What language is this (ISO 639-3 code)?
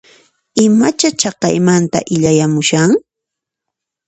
qxp